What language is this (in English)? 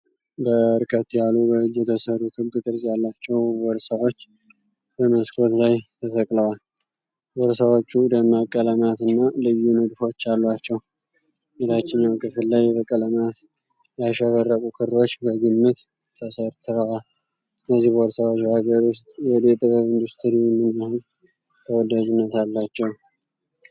Amharic